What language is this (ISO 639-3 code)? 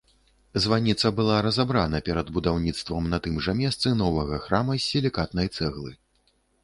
bel